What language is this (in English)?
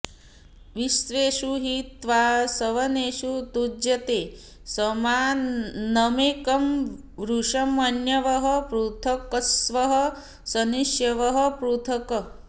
Sanskrit